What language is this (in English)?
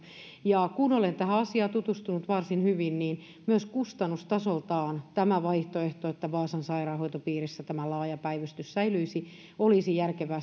Finnish